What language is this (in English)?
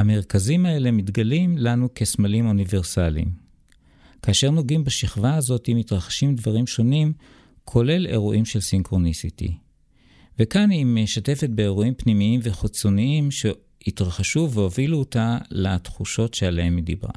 Hebrew